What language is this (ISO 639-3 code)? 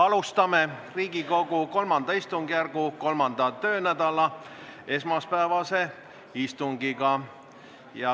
est